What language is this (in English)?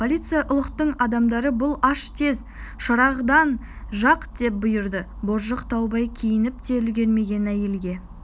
Kazakh